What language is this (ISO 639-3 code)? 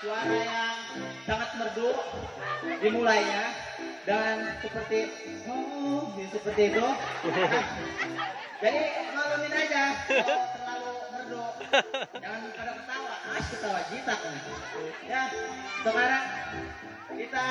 ind